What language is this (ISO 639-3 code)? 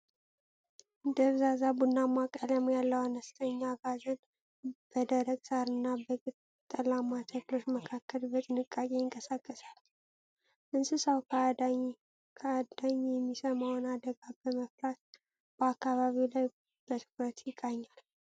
amh